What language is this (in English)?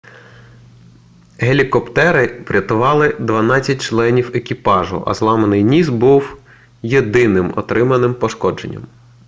Ukrainian